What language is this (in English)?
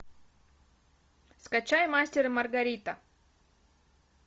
Russian